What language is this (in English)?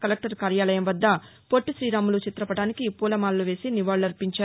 Telugu